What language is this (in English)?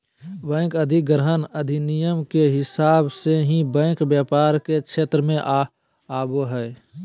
Magahi